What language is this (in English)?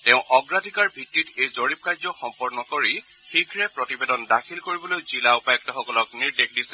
Assamese